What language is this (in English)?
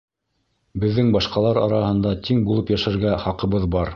Bashkir